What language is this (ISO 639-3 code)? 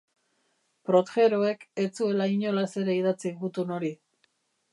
eus